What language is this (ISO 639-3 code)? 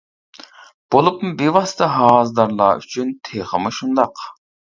uig